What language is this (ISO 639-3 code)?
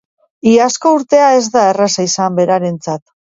eus